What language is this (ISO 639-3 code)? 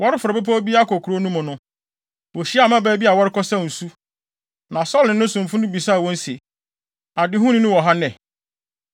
aka